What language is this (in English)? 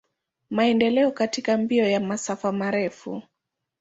Swahili